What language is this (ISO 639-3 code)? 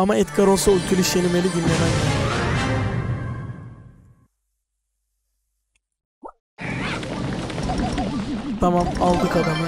tur